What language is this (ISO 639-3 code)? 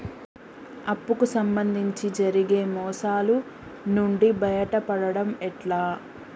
tel